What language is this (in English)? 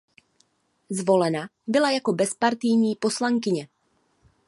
Czech